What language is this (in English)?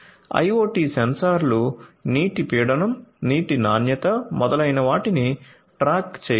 Telugu